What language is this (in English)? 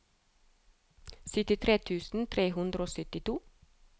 Norwegian